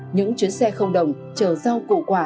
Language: Vietnamese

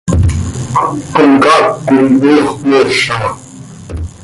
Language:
Seri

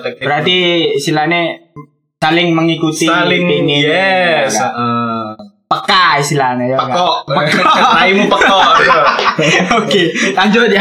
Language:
Indonesian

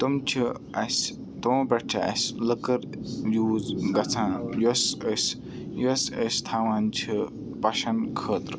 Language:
Kashmiri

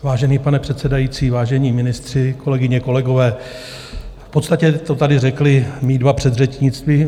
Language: Czech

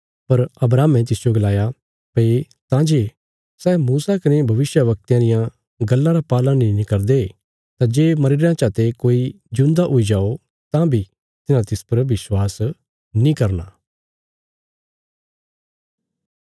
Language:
Bilaspuri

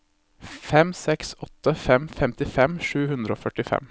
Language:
Norwegian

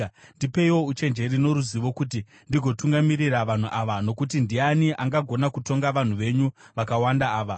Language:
Shona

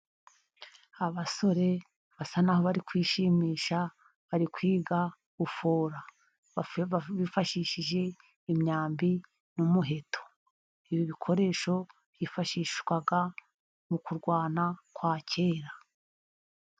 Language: Kinyarwanda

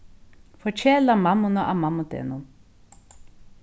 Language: Faroese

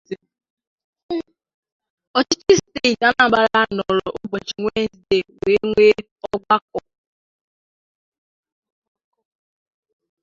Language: Igbo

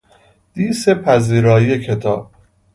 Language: Persian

